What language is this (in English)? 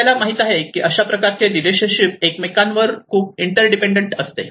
Marathi